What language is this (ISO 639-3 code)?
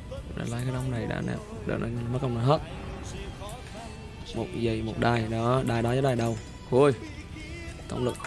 vie